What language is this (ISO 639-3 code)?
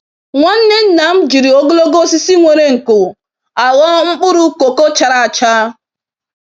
ibo